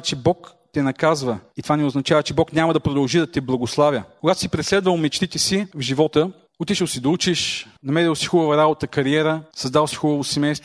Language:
Bulgarian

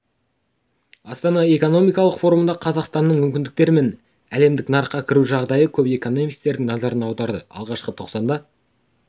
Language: Kazakh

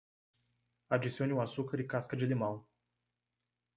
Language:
Portuguese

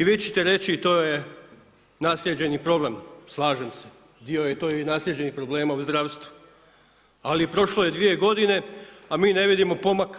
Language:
Croatian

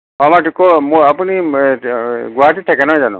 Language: Assamese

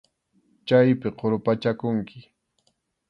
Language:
Arequipa-La Unión Quechua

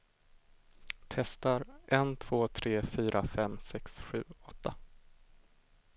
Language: Swedish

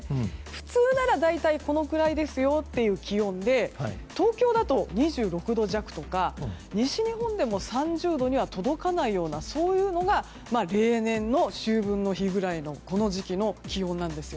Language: Japanese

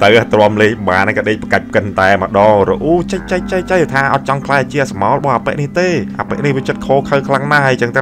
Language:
Thai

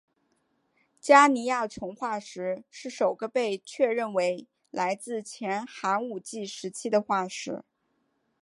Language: Chinese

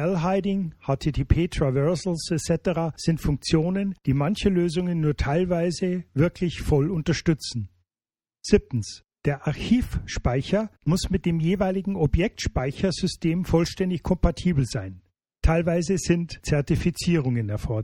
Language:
German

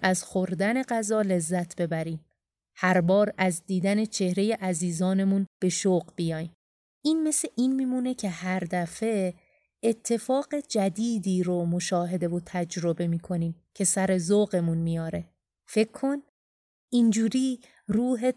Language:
Persian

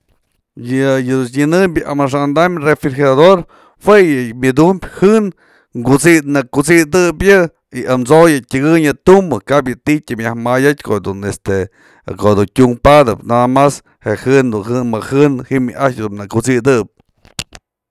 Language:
Mazatlán Mixe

